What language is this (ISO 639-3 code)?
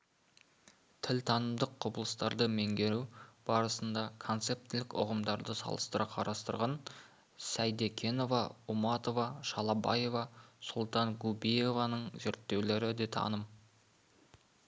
kaz